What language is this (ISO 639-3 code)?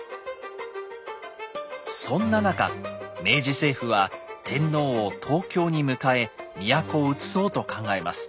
jpn